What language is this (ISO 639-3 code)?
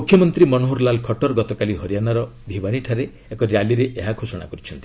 ori